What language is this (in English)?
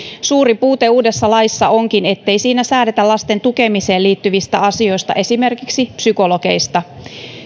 Finnish